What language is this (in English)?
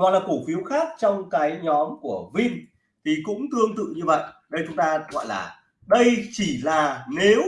Vietnamese